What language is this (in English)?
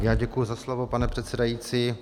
Czech